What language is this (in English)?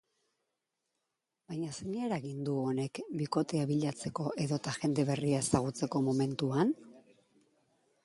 Basque